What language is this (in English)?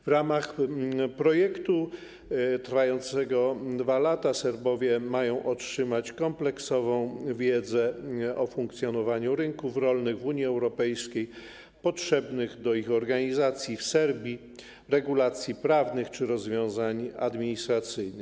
Polish